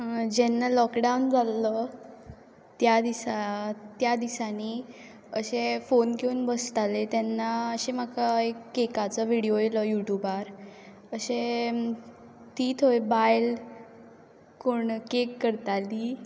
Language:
Konkani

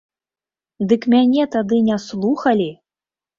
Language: Belarusian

